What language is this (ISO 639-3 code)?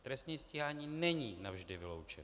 ces